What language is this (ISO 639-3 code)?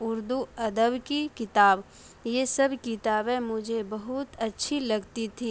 urd